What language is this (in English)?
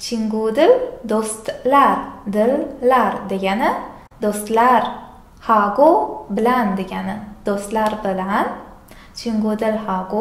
Korean